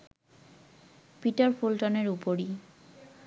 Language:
Bangla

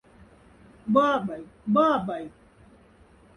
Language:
Moksha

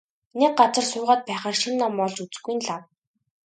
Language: Mongolian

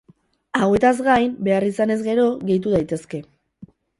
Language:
Basque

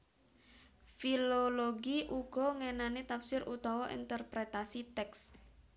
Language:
Javanese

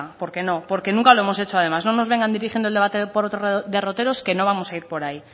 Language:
Spanish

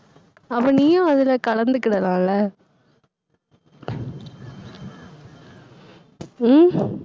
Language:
Tamil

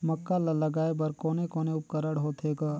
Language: Chhattisgarhi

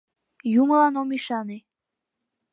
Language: Mari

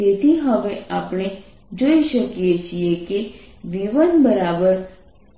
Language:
Gujarati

